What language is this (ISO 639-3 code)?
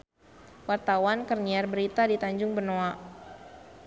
sun